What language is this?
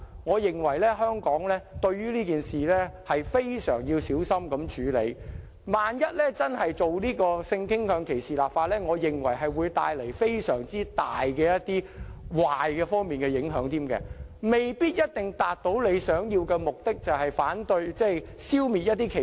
Cantonese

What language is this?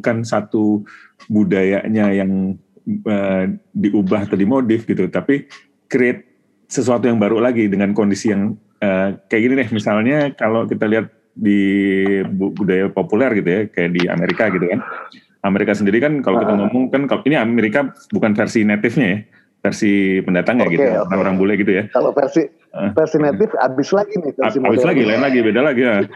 Indonesian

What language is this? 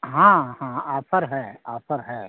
Hindi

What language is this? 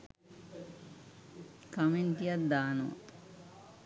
Sinhala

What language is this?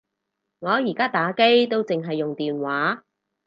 Cantonese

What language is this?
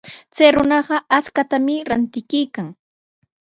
Sihuas Ancash Quechua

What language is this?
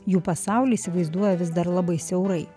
Lithuanian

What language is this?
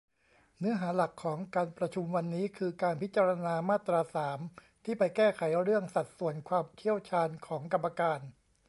Thai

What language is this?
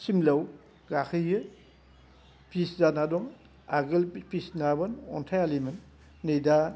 Bodo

